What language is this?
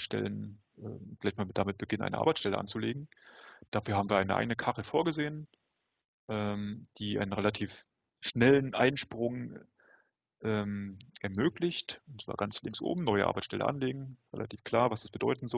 German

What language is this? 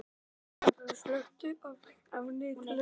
Icelandic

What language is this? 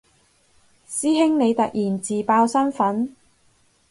Cantonese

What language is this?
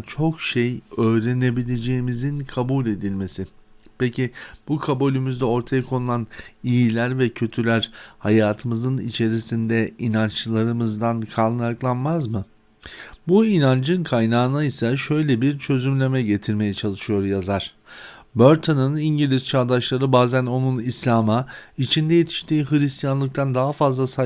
Turkish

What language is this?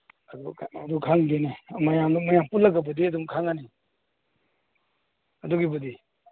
Manipuri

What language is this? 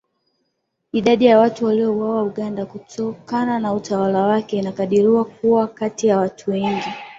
Swahili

